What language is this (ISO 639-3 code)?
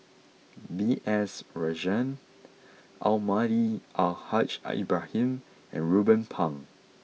eng